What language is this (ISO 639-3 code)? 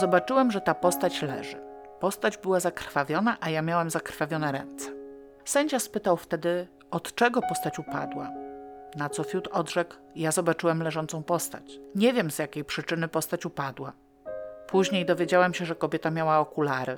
pol